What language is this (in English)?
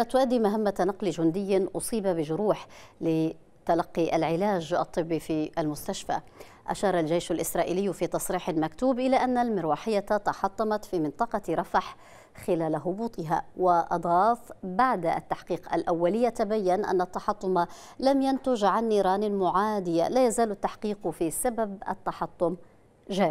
Arabic